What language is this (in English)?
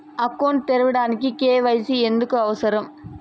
Telugu